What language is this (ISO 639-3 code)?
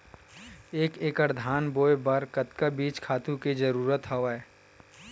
hne